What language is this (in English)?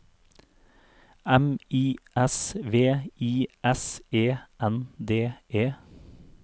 Norwegian